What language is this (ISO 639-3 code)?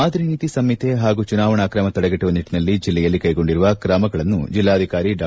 kan